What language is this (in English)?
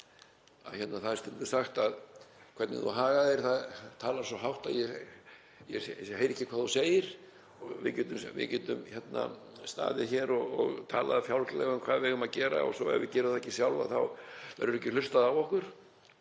Icelandic